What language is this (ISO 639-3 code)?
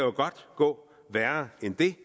dan